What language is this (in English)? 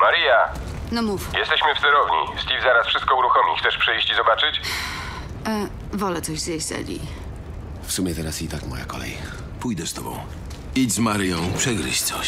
Polish